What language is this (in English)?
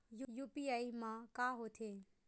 Chhattisgarhi